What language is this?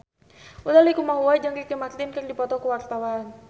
Sundanese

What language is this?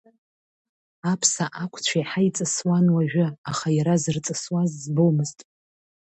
Abkhazian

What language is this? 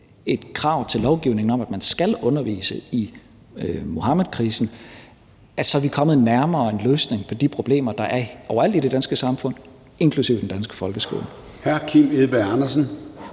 Danish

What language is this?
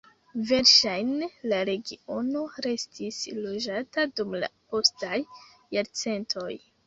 Esperanto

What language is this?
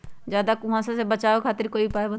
Magahi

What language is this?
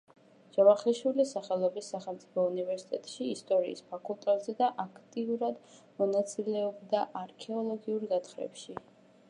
Georgian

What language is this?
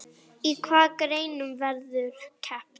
Icelandic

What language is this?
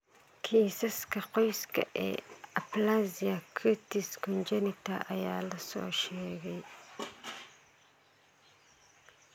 Somali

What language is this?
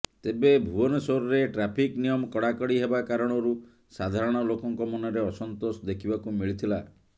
Odia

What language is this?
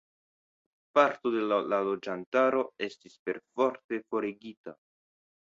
Esperanto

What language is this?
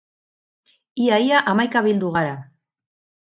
Basque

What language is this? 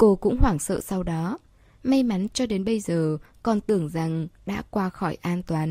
Vietnamese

